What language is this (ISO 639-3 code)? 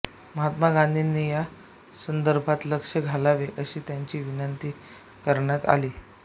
mar